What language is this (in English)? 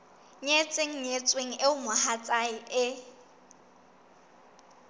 Southern Sotho